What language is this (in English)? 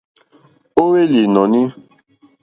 Mokpwe